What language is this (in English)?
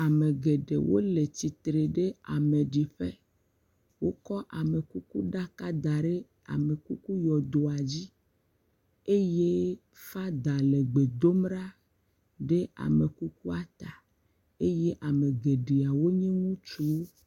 Ewe